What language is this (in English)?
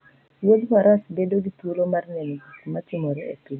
Luo (Kenya and Tanzania)